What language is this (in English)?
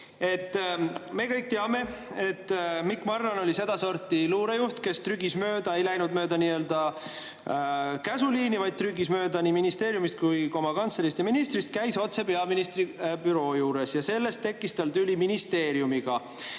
Estonian